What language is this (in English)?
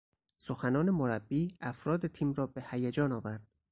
Persian